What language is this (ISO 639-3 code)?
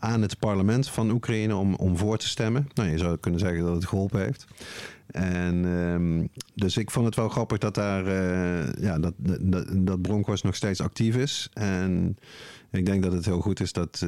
nld